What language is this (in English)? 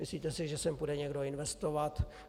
Czech